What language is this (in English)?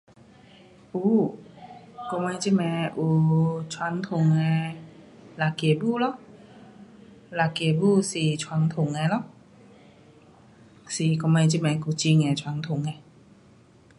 Pu-Xian Chinese